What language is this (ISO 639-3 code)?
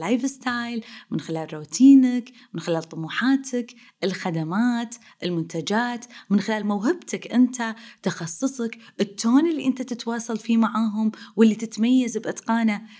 ara